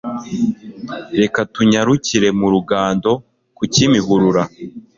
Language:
Kinyarwanda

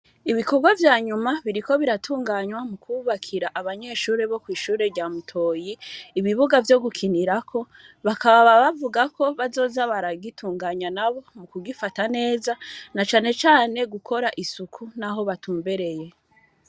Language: Rundi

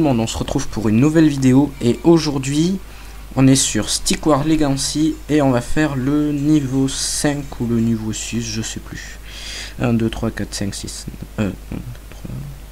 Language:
French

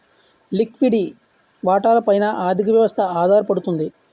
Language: Telugu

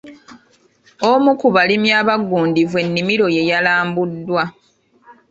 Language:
Ganda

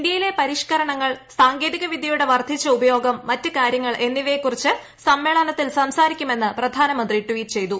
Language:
Malayalam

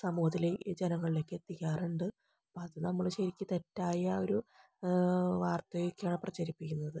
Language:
Malayalam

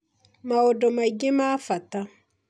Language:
Kikuyu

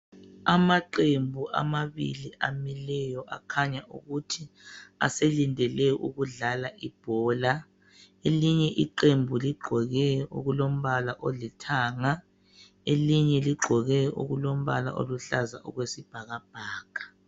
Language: North Ndebele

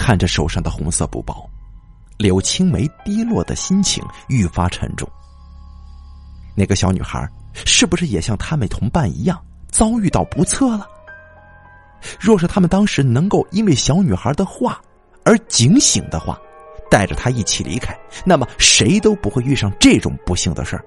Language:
Chinese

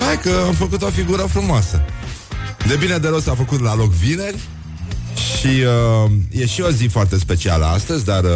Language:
Romanian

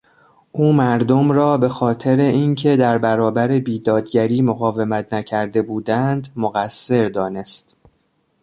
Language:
Persian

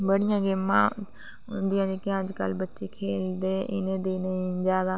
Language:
Dogri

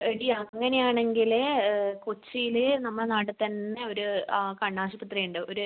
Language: Malayalam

